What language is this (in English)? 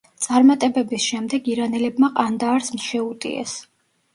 Georgian